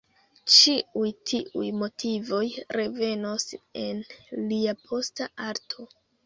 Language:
Esperanto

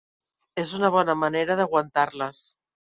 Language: Catalan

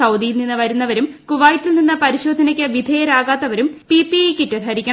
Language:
Malayalam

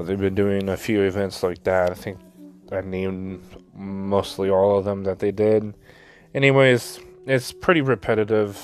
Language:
English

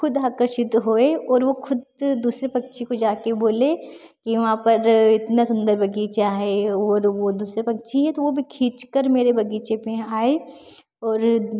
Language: Hindi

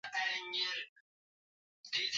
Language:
Kalkoti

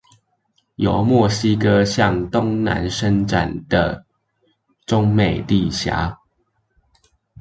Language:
Chinese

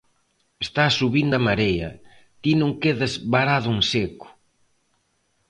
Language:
Galician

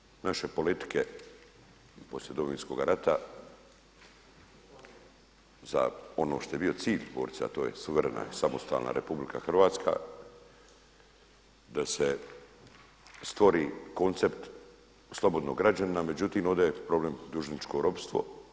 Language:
Croatian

